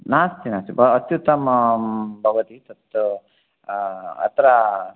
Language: Sanskrit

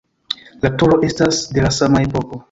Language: Esperanto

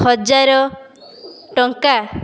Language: Odia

